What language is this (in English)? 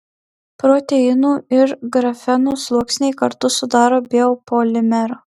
Lithuanian